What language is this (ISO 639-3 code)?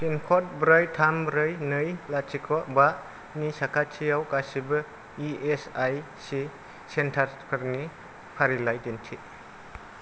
brx